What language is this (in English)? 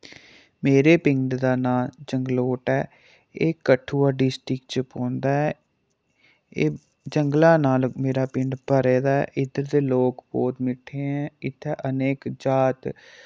Dogri